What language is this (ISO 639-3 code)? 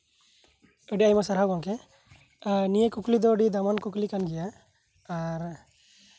sat